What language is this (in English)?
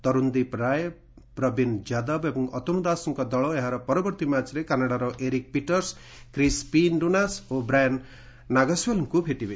Odia